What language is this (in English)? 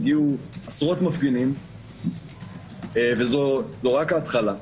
Hebrew